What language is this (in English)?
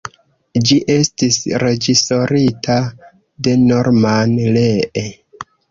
Esperanto